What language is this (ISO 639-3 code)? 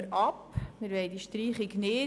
gsw